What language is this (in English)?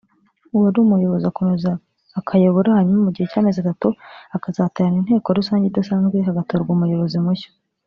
Kinyarwanda